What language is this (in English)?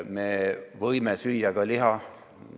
Estonian